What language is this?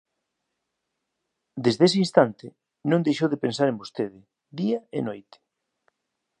Galician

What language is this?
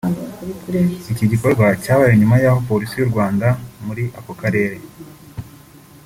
Kinyarwanda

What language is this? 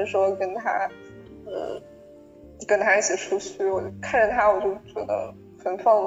Chinese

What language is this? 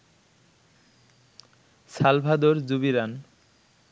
Bangla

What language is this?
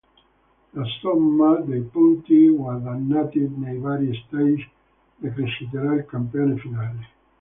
Italian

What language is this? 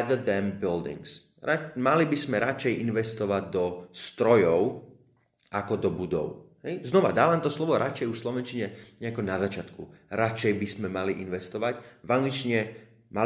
Slovak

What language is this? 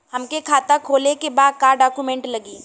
Bhojpuri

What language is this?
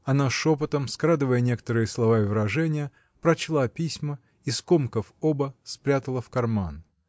Russian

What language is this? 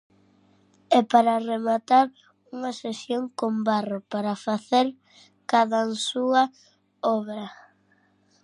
Galician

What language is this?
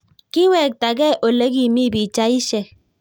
Kalenjin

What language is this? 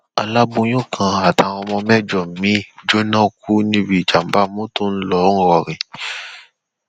Yoruba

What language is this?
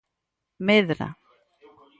Galician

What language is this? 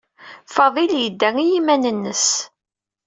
Kabyle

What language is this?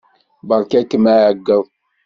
Kabyle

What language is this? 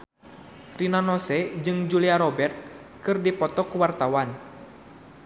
Sundanese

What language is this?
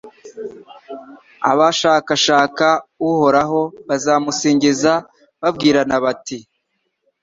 Kinyarwanda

